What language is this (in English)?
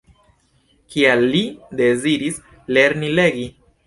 Esperanto